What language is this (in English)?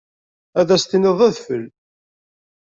Kabyle